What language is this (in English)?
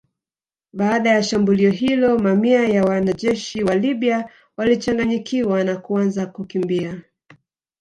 Swahili